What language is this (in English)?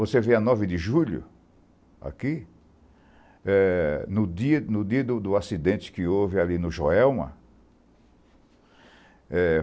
Portuguese